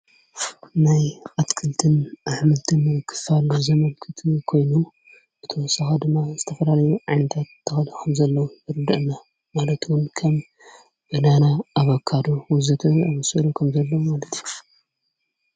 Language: Tigrinya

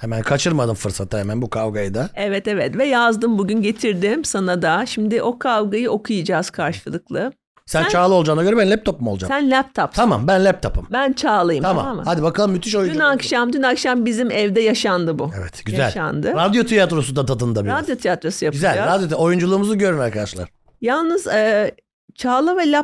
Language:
Turkish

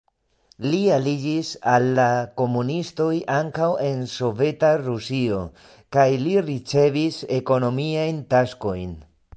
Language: Esperanto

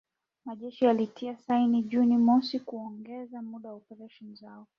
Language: Swahili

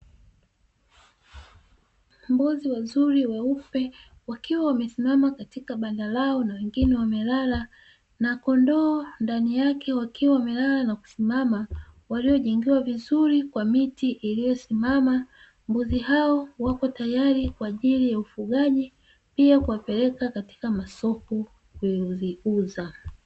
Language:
Swahili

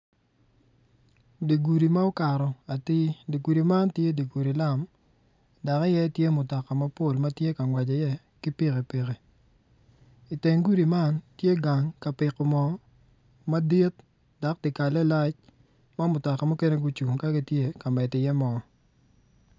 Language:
Acoli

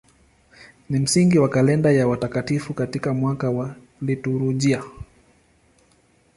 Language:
Swahili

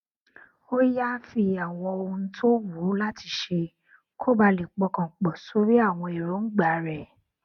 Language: Yoruba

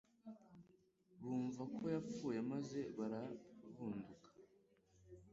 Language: Kinyarwanda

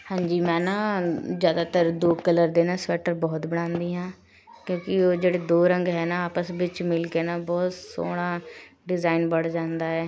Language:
Punjabi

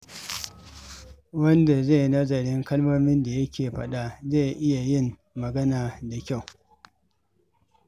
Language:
Hausa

